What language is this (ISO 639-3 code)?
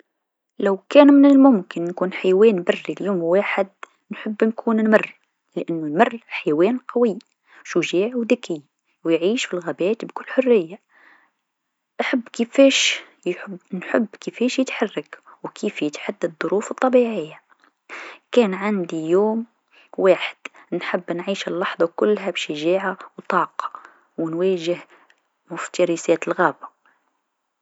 aeb